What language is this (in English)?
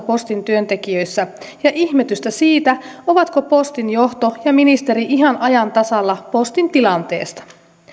Finnish